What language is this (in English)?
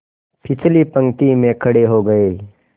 Hindi